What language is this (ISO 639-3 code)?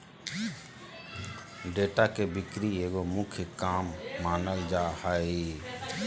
mag